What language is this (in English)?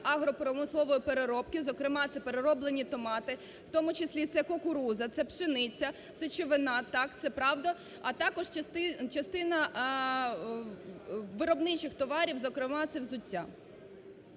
Ukrainian